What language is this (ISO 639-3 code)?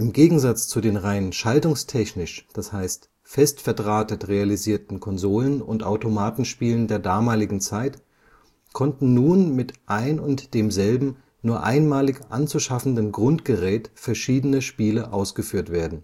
deu